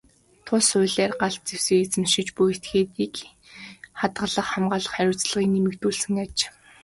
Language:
Mongolian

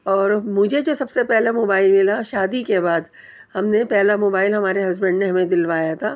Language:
Urdu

